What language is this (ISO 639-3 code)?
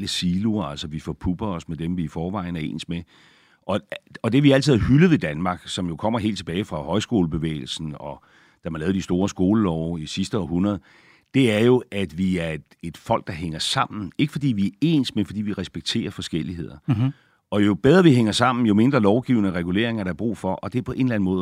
dan